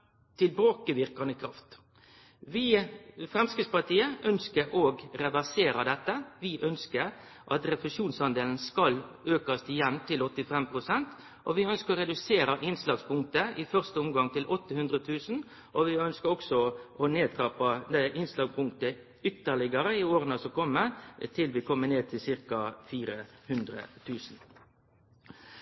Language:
Norwegian Nynorsk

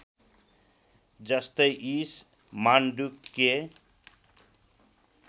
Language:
Nepali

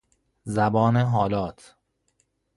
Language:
Persian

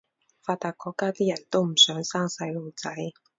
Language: Cantonese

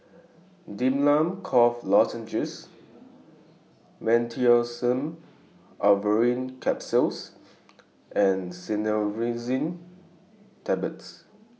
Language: English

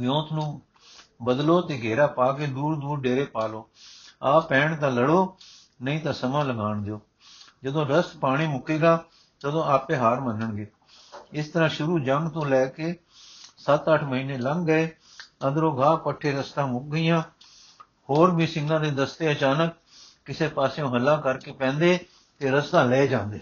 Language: Punjabi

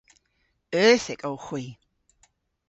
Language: Cornish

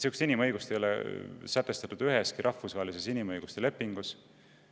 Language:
Estonian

